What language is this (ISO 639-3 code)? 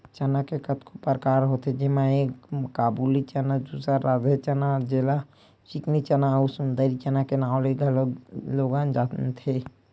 hne